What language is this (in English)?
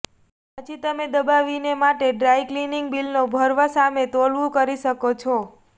Gujarati